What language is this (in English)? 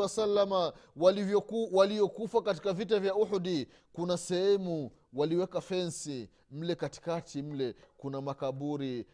Swahili